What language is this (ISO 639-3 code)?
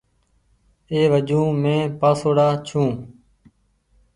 gig